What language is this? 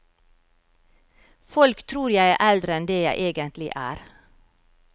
Norwegian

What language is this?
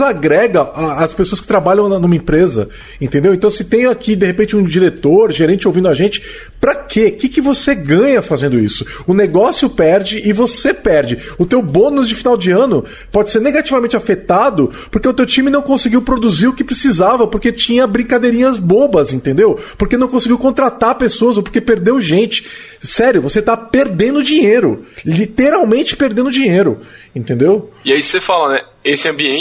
Portuguese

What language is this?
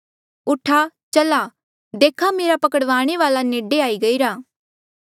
Mandeali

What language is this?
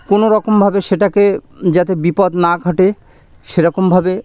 Bangla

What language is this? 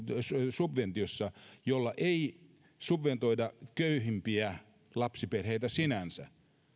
Finnish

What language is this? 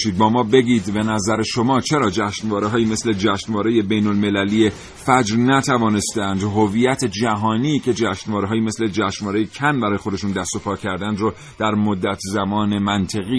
Persian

